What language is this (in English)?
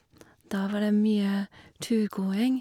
Norwegian